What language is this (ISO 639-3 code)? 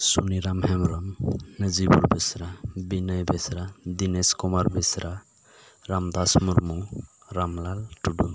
sat